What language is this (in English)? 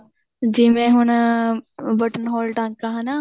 Punjabi